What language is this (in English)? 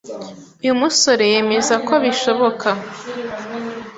Kinyarwanda